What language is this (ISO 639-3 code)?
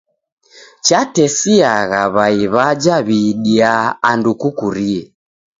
dav